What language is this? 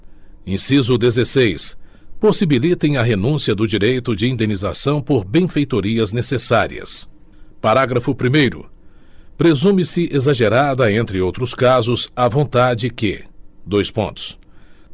Portuguese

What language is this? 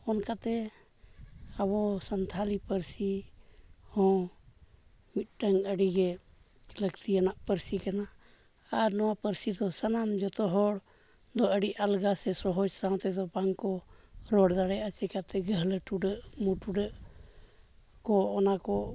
Santali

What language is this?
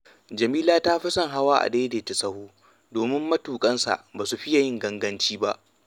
Hausa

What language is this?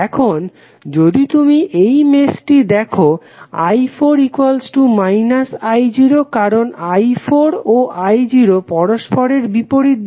Bangla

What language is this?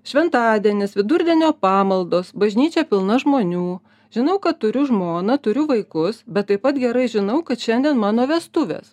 Lithuanian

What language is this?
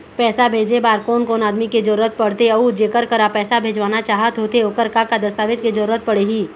Chhattisgarhi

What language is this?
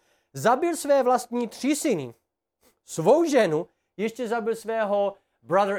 Czech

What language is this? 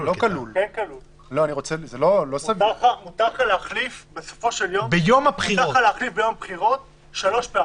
Hebrew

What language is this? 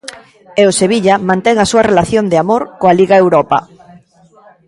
Galician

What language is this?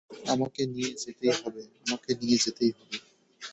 Bangla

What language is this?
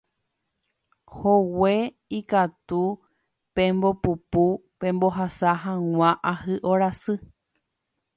Guarani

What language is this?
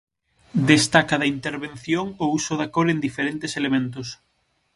Galician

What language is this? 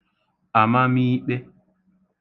Igbo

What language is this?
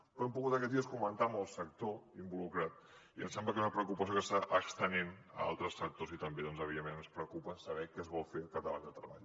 Catalan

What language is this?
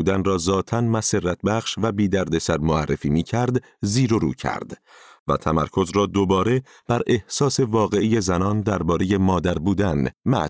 Persian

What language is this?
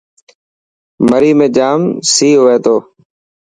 Dhatki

